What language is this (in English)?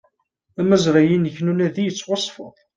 Kabyle